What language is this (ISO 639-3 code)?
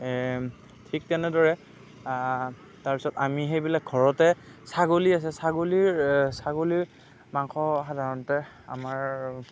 asm